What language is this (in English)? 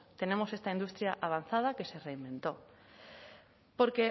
Spanish